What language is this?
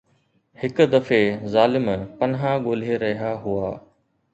Sindhi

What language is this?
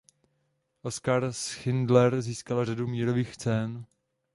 Czech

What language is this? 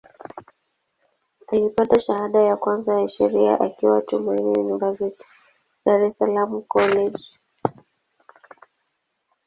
Swahili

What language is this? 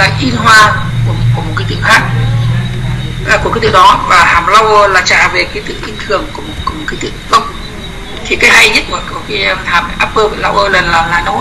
Vietnamese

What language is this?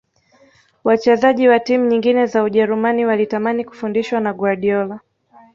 Swahili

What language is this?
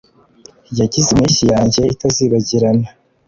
Kinyarwanda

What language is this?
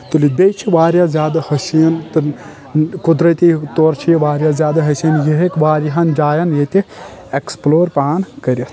Kashmiri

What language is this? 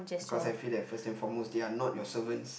English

